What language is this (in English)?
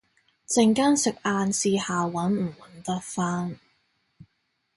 Cantonese